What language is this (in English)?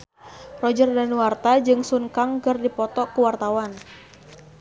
Sundanese